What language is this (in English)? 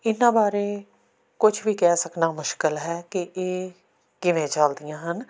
Punjabi